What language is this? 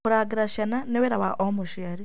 Kikuyu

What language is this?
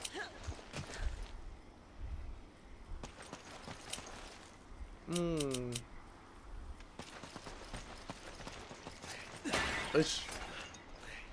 Thai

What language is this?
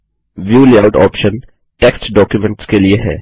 Hindi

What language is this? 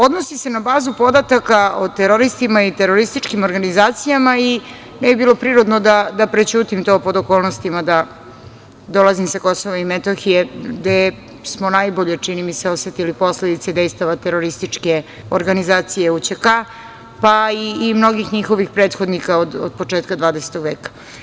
Serbian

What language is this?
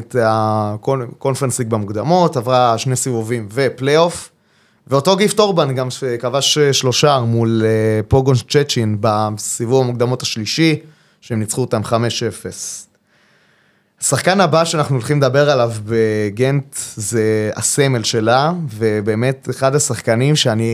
Hebrew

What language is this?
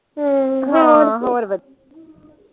Punjabi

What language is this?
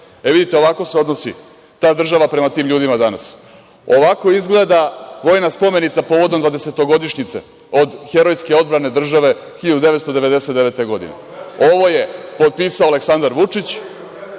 Serbian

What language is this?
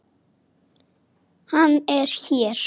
Icelandic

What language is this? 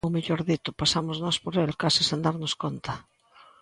Galician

